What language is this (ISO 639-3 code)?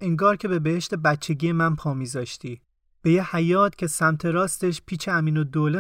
fas